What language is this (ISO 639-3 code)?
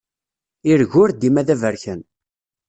kab